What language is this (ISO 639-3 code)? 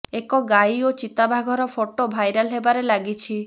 ori